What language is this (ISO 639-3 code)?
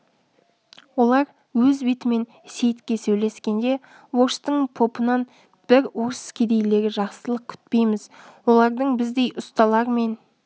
kaz